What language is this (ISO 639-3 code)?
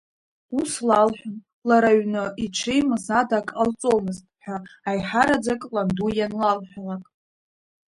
abk